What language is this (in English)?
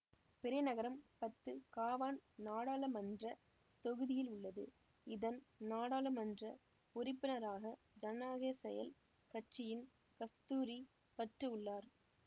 Tamil